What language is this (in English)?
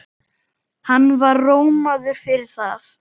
Icelandic